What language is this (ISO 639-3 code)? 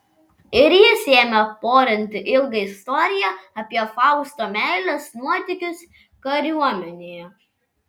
lit